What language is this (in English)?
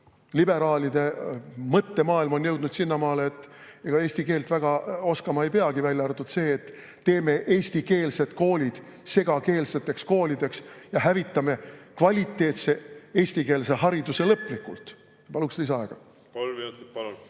Estonian